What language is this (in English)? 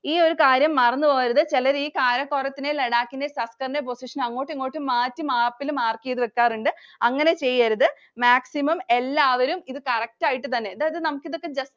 Malayalam